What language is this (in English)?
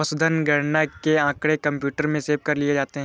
Hindi